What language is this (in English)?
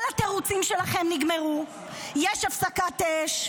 Hebrew